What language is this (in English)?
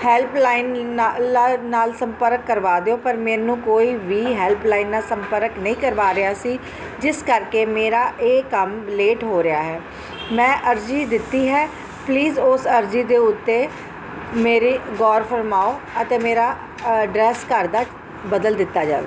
Punjabi